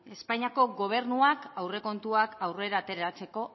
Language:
Basque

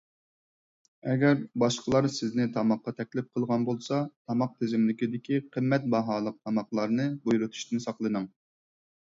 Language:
Uyghur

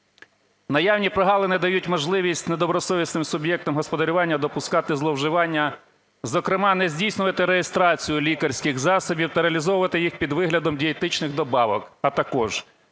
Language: Ukrainian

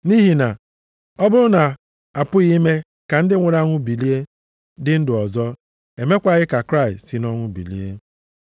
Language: Igbo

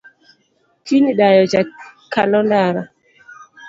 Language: Luo (Kenya and Tanzania)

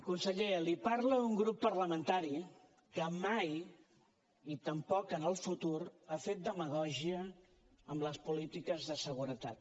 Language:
Catalan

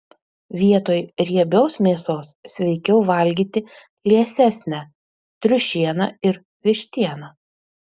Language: Lithuanian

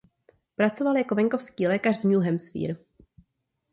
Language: Czech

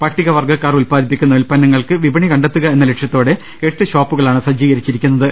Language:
Malayalam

